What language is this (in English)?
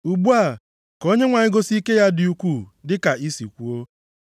Igbo